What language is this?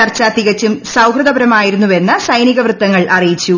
Malayalam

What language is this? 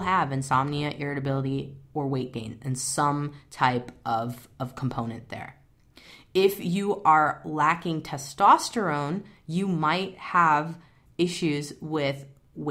English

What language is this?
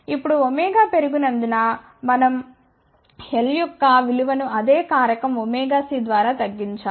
Telugu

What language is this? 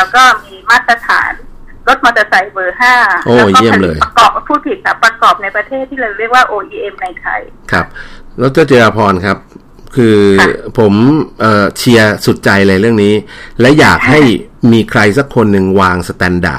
Thai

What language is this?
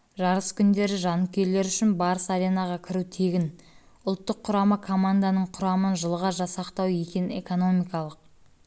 Kazakh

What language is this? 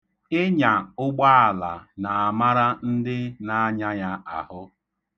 Igbo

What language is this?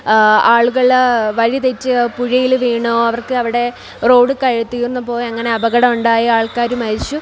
Malayalam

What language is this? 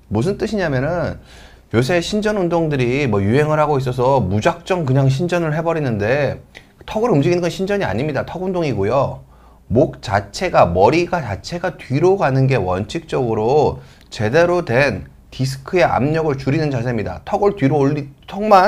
Korean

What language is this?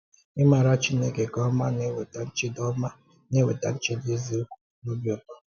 Igbo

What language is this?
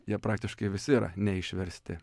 Lithuanian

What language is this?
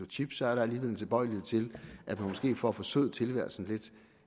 Danish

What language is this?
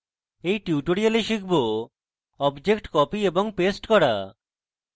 Bangla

